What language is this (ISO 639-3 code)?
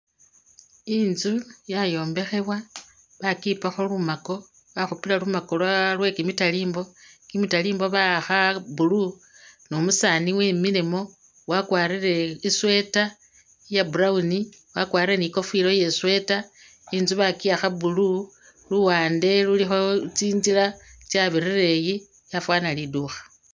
myx